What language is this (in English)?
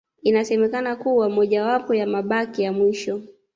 Swahili